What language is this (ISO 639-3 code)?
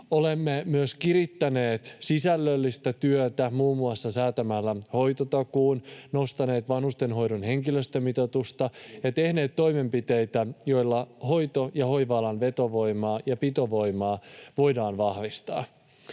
fin